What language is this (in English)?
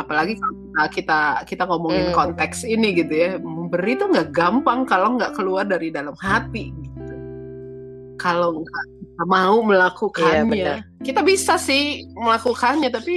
Indonesian